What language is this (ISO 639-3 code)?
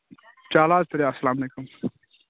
kas